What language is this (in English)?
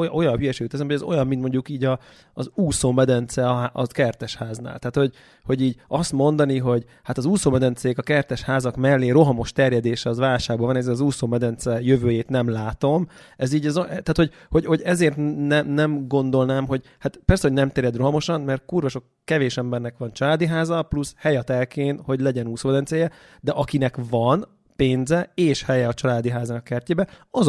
Hungarian